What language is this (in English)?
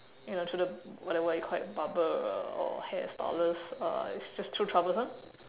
English